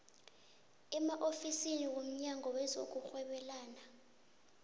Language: South Ndebele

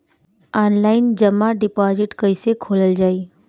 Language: Bhojpuri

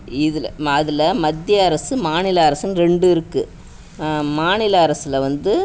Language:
Tamil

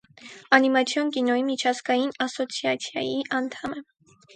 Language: Armenian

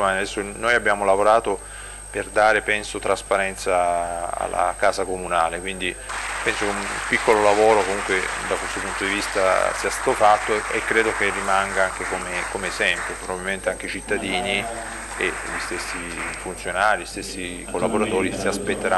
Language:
Italian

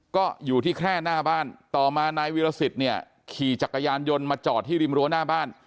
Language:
Thai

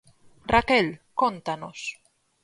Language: Galician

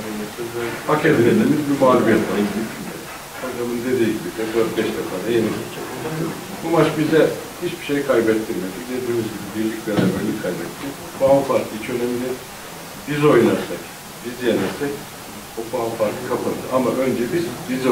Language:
Turkish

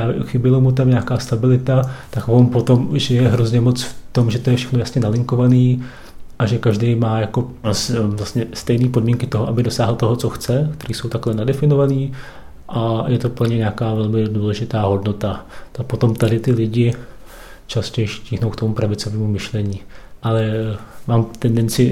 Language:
Czech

